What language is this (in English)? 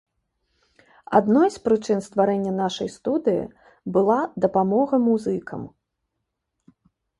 Belarusian